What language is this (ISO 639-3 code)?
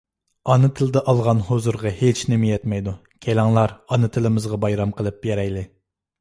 uig